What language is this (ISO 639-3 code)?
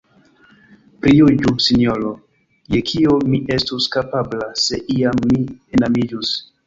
epo